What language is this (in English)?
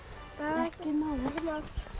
Icelandic